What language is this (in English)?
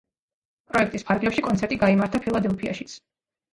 Georgian